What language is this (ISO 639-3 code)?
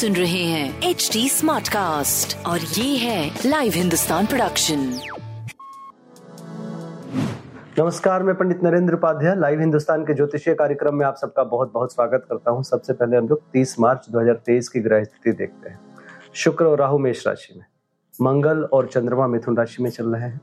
hin